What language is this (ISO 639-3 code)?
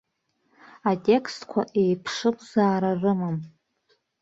abk